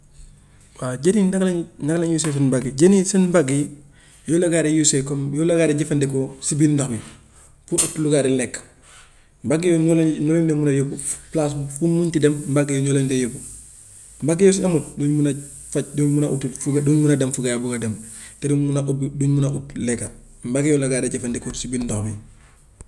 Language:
Gambian Wolof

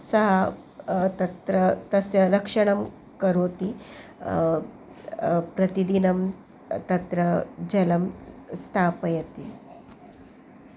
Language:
Sanskrit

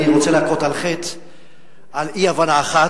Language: Hebrew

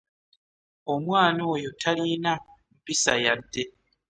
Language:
Ganda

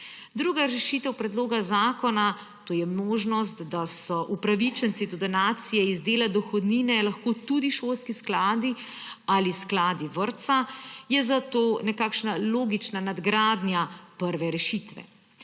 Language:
Slovenian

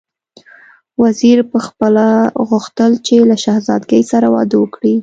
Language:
Pashto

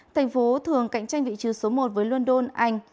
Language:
Vietnamese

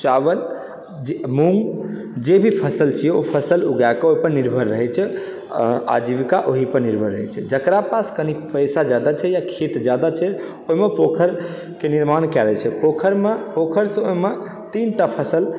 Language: Maithili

